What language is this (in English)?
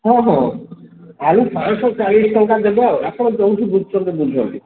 Odia